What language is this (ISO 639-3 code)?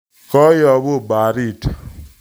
kln